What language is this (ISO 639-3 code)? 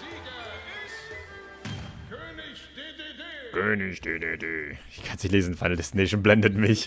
deu